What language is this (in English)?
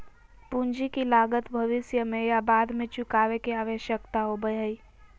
Magahi